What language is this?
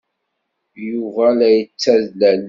Kabyle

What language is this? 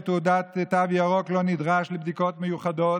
Hebrew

